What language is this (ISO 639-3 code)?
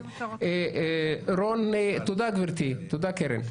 heb